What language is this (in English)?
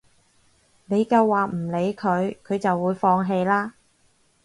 Cantonese